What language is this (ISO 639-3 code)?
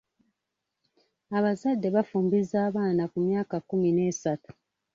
lug